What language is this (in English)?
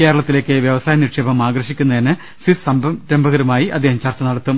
Malayalam